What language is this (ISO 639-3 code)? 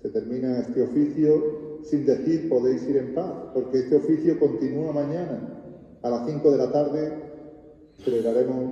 spa